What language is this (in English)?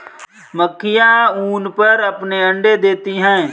Hindi